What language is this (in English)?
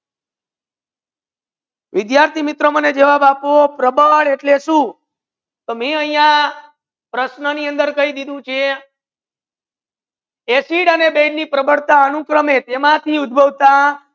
Gujarati